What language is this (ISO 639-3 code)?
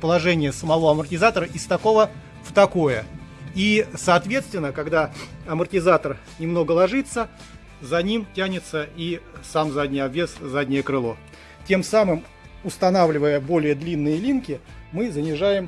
rus